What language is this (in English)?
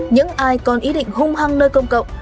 Vietnamese